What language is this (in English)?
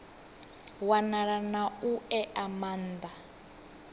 Venda